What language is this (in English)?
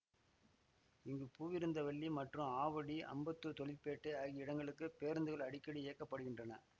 Tamil